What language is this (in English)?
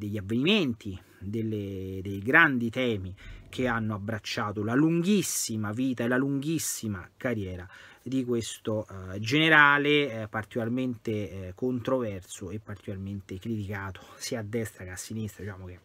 Italian